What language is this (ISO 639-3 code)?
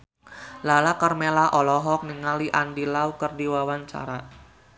sun